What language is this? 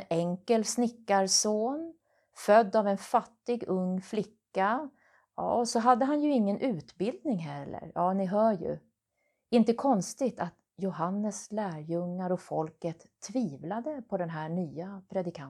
Swedish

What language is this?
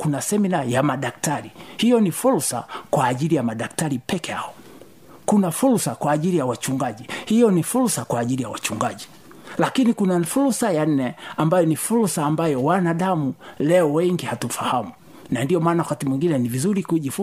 Swahili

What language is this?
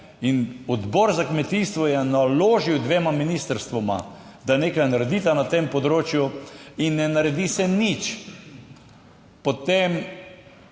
Slovenian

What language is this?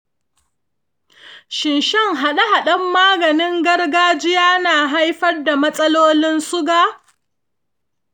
Hausa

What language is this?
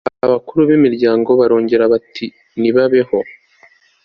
Kinyarwanda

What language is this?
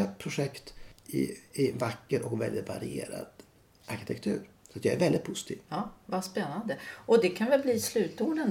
Swedish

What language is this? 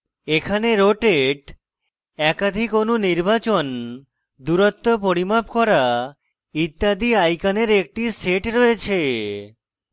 Bangla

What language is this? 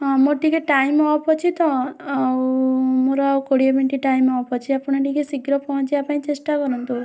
Odia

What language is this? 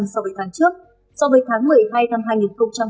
Vietnamese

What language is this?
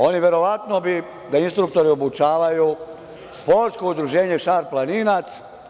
Serbian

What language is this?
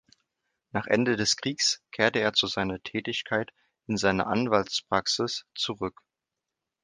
German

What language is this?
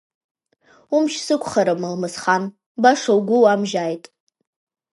Abkhazian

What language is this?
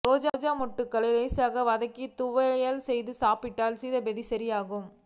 Tamil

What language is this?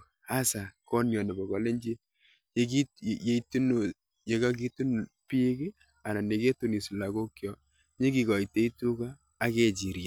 Kalenjin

